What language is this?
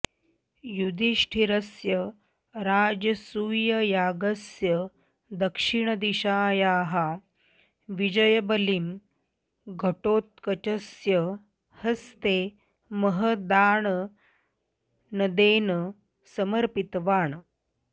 Sanskrit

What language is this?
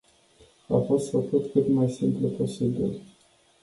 Romanian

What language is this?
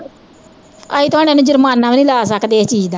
Punjabi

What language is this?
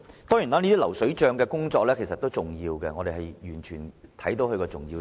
Cantonese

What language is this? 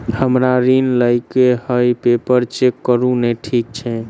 Maithili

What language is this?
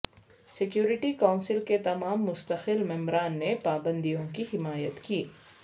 Urdu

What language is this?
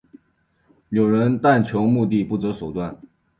Chinese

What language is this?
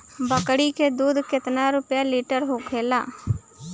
Bhojpuri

